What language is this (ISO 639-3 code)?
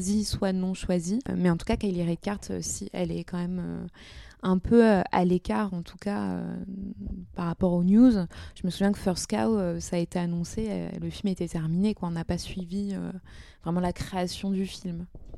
fra